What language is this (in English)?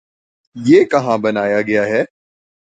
Urdu